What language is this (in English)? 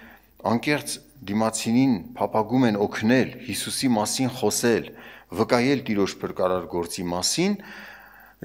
Turkish